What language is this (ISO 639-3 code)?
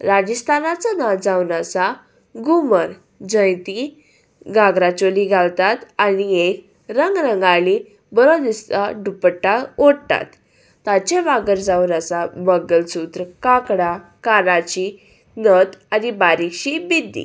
kok